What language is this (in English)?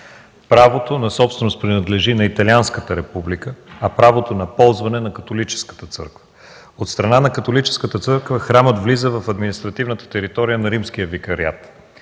Bulgarian